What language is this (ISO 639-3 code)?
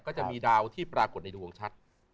tha